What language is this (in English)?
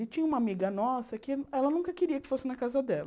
Portuguese